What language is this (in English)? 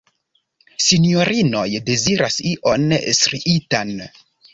Esperanto